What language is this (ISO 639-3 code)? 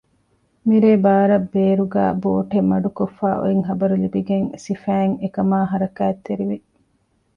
div